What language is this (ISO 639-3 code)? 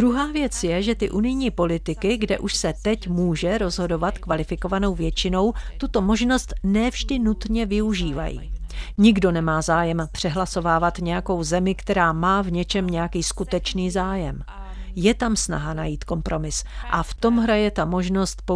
ces